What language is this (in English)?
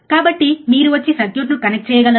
Telugu